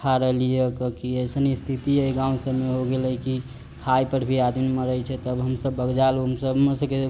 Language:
Maithili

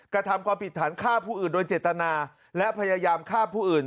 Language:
Thai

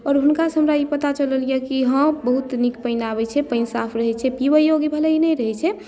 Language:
Maithili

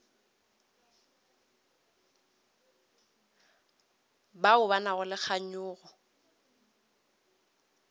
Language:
Northern Sotho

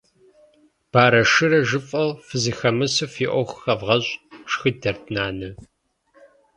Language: Kabardian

